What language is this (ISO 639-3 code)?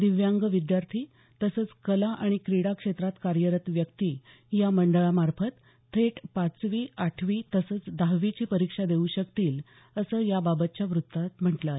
mar